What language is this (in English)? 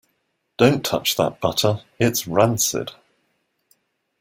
English